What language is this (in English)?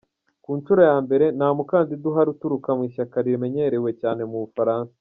Kinyarwanda